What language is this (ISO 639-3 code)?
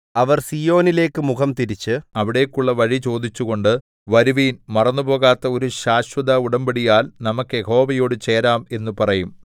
mal